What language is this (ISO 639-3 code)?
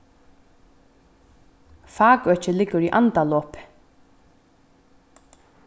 fao